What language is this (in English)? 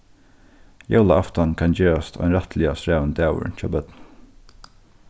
Faroese